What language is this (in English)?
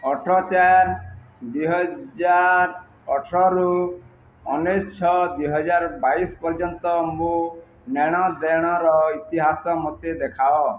Odia